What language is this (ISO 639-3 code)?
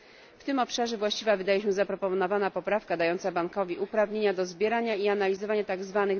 pol